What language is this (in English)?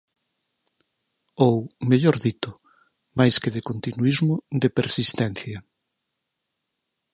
Galician